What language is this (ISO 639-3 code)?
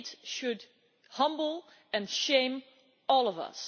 eng